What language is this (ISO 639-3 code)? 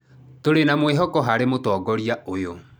kik